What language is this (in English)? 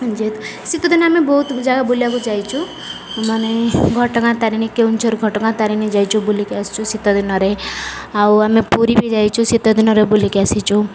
Odia